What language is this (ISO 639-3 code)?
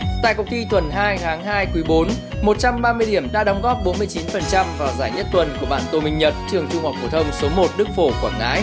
vie